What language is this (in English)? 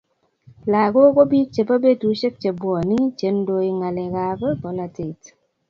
Kalenjin